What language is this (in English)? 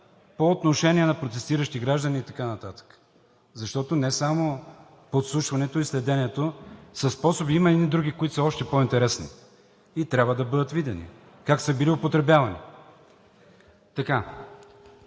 Bulgarian